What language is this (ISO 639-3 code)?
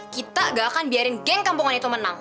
ind